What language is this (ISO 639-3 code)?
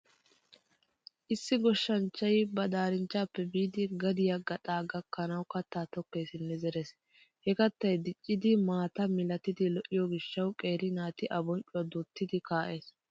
wal